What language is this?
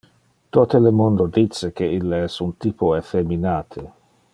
Interlingua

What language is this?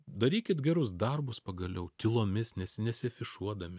Lithuanian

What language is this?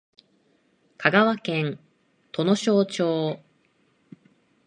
Japanese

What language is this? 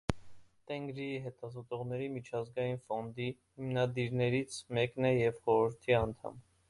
Armenian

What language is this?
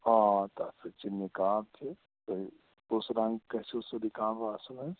Kashmiri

